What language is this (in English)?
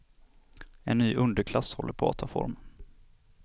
Swedish